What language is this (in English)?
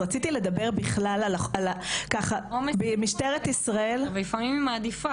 Hebrew